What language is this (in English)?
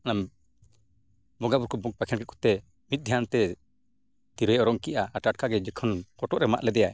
Santali